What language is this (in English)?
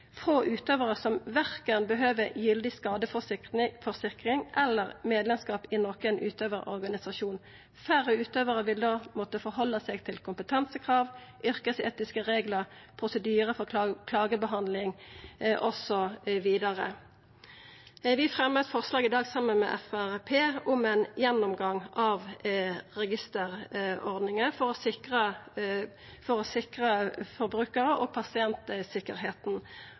Norwegian Nynorsk